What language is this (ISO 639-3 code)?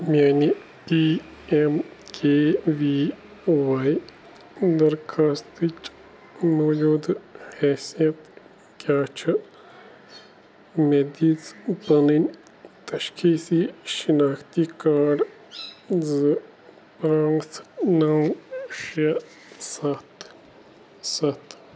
kas